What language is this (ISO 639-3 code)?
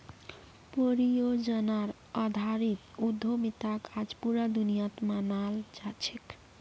mag